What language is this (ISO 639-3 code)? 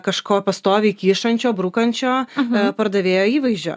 lit